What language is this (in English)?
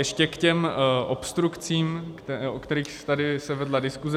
Czech